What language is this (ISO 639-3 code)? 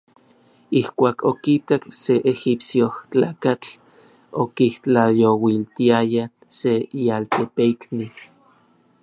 nlv